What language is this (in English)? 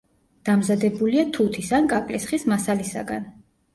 Georgian